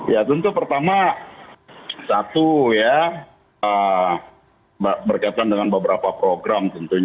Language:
Indonesian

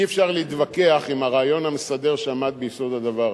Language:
Hebrew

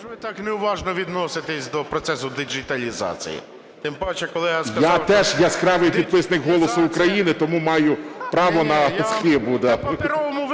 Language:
Ukrainian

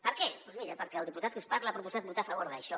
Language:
Catalan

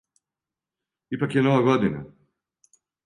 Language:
Serbian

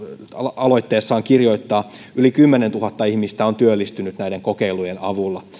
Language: Finnish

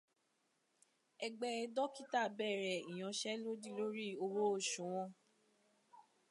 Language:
Yoruba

